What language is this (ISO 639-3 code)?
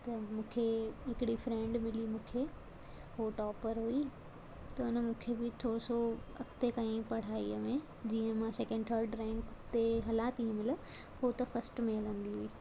snd